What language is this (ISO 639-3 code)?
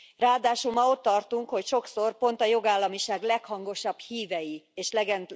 hun